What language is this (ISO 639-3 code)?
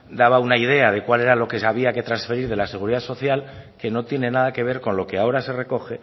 spa